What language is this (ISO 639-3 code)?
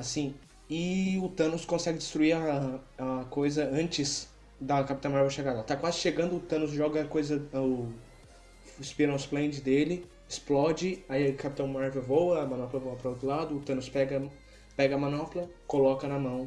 por